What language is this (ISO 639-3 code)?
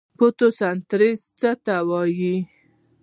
pus